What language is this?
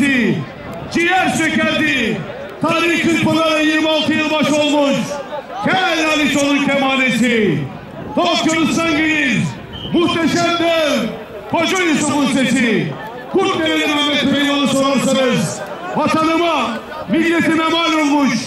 Turkish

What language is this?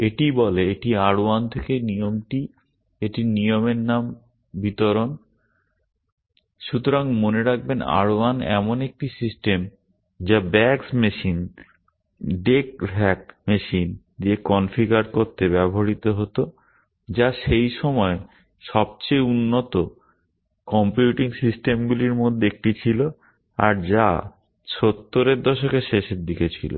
Bangla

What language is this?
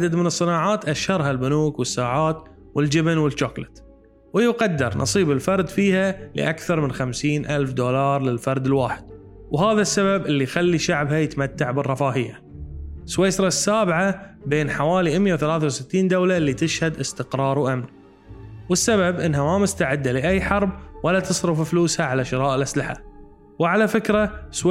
Arabic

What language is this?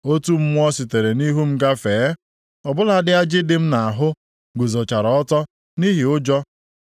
Igbo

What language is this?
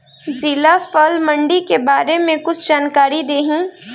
Bhojpuri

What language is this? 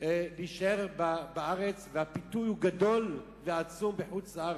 Hebrew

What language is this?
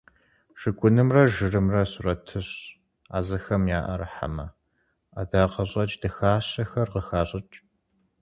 Kabardian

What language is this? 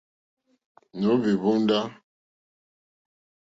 Mokpwe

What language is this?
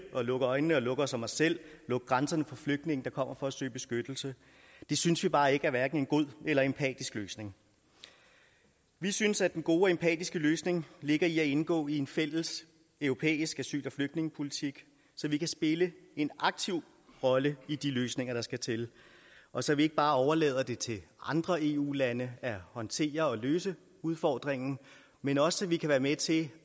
Danish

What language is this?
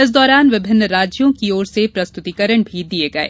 Hindi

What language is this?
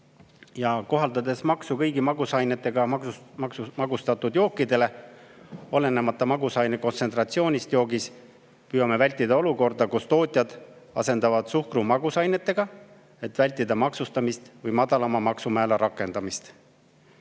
Estonian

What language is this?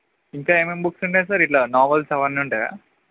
Telugu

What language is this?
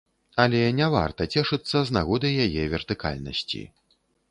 Belarusian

